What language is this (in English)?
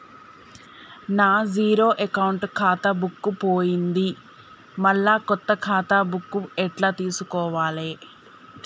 Telugu